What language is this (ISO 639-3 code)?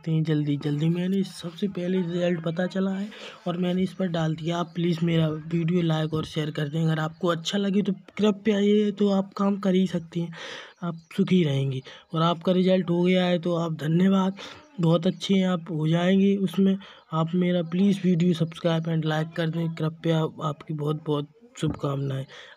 hin